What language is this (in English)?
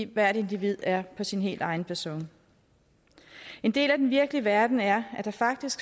Danish